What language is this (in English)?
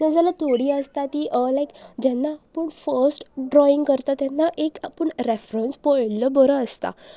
Konkani